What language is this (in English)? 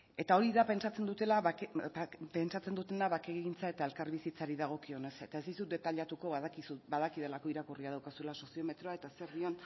Basque